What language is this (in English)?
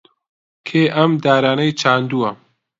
Central Kurdish